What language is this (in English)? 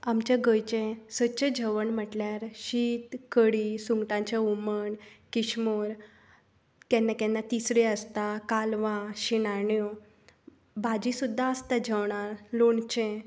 Konkani